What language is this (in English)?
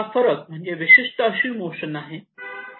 Marathi